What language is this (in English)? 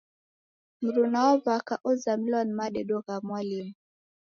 Taita